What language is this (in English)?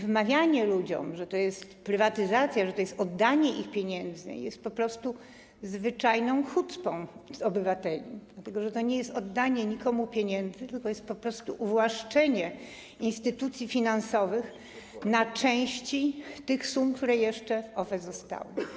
Polish